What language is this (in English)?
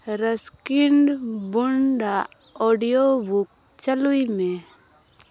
Santali